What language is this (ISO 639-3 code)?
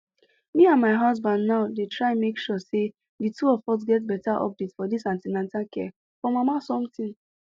pcm